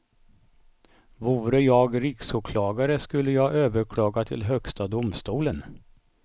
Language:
Swedish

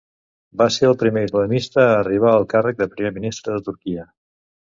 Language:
Catalan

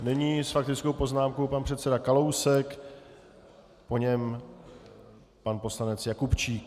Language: Czech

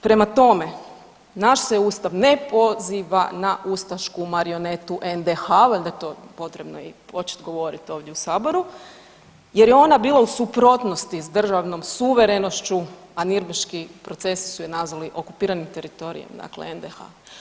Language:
Croatian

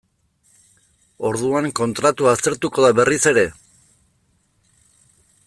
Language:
Basque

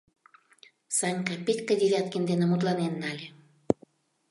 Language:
Mari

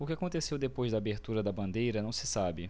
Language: Portuguese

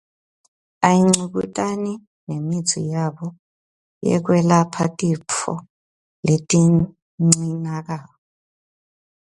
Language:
Swati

